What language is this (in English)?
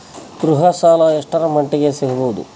Kannada